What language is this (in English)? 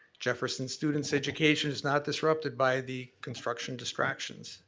English